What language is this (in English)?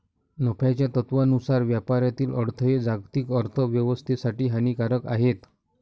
Marathi